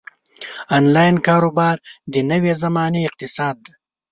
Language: Pashto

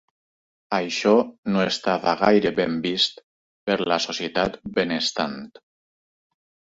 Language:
Catalan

